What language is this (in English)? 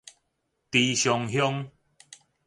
Min Nan Chinese